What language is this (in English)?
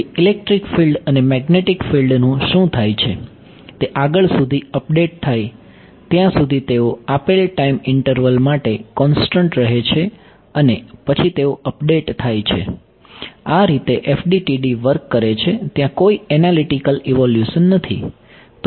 Gujarati